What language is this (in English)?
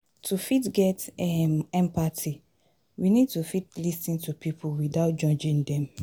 Nigerian Pidgin